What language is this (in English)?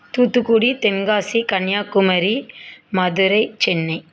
Tamil